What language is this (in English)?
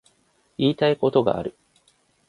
Japanese